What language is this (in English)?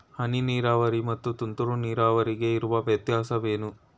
Kannada